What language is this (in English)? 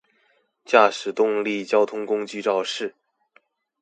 Chinese